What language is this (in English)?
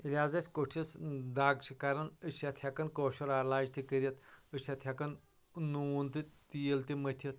Kashmiri